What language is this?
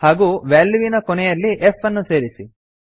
Kannada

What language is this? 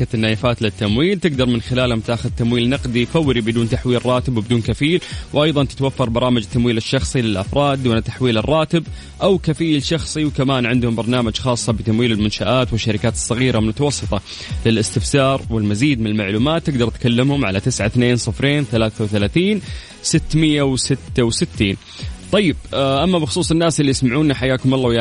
Arabic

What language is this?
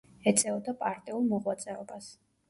Georgian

